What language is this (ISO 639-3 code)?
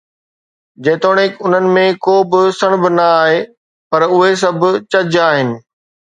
snd